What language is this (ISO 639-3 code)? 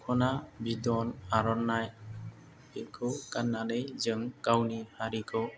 brx